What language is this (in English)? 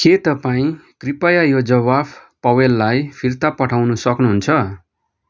Nepali